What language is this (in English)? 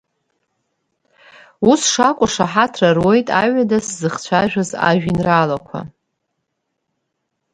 Abkhazian